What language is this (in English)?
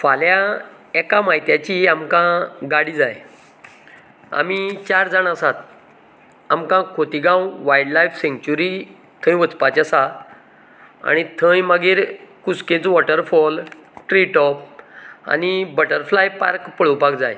Konkani